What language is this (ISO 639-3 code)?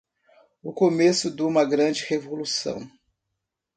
por